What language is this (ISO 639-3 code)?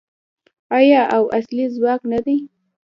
pus